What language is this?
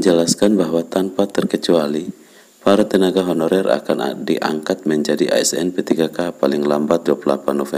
Indonesian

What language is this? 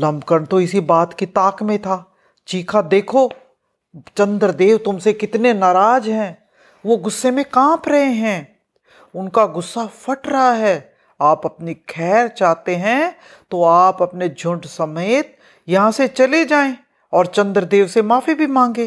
Hindi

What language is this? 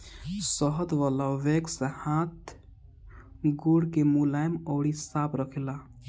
Bhojpuri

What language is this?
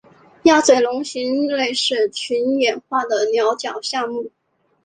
Chinese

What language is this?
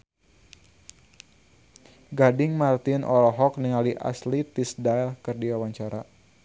Sundanese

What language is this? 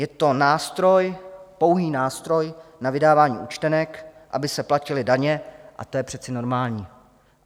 Czech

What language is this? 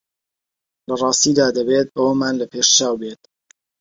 Central Kurdish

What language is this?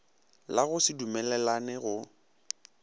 Northern Sotho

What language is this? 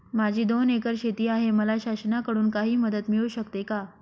Marathi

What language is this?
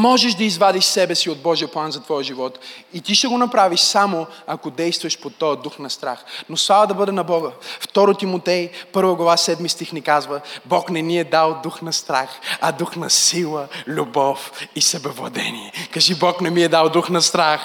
Bulgarian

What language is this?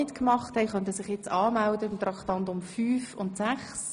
Swiss German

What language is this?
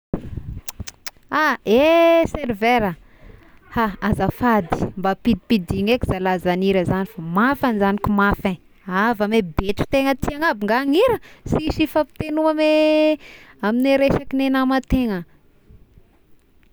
Tesaka Malagasy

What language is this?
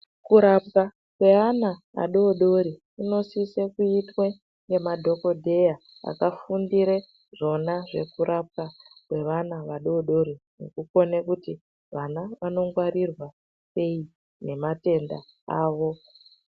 Ndau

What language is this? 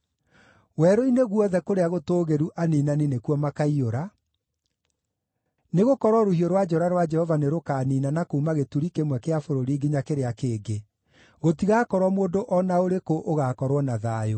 Kikuyu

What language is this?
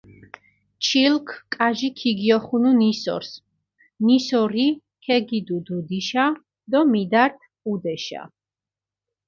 Mingrelian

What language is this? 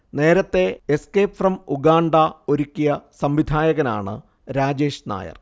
Malayalam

